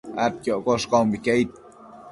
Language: Matsés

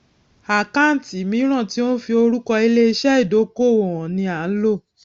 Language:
Yoruba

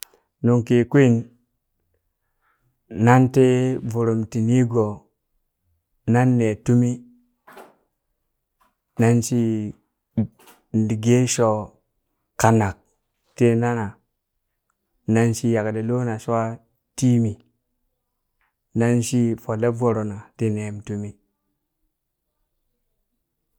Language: Burak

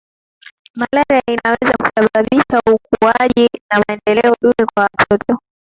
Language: Swahili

